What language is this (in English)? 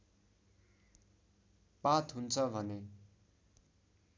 Nepali